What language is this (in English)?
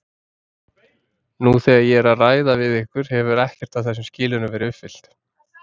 Icelandic